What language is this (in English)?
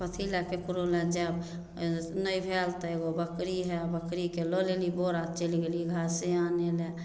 Maithili